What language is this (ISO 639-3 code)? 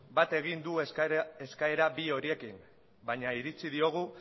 eus